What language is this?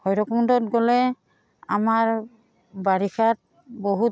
Assamese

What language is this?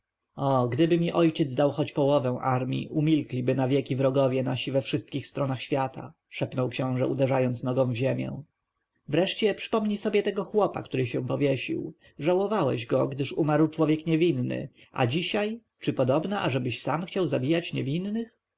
Polish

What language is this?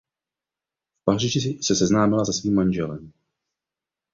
Czech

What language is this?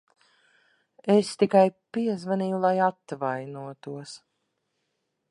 Latvian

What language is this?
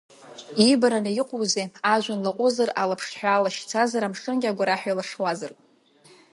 Abkhazian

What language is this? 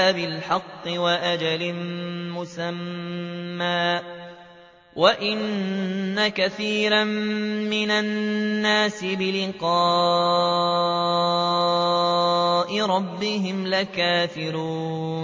Arabic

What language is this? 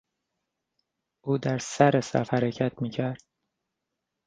Persian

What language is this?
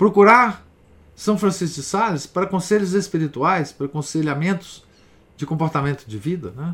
Portuguese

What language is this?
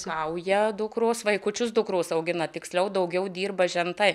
Lithuanian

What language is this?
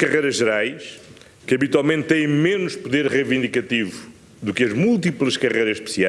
Portuguese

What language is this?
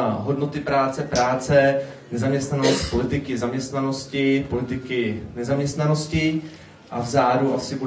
Czech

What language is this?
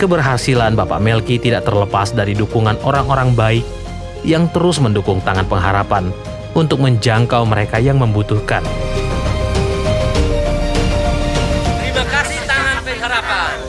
Indonesian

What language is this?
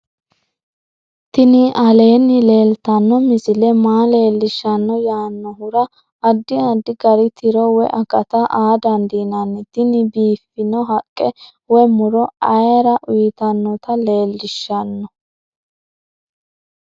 Sidamo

